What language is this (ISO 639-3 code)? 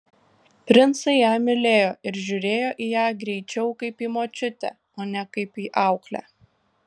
lit